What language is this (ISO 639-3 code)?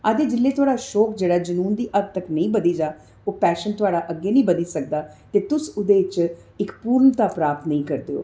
doi